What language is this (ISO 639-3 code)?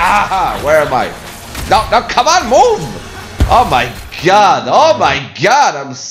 eng